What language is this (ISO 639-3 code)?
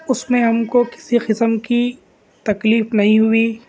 urd